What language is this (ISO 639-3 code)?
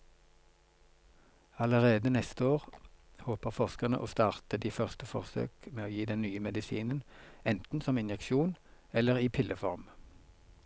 nor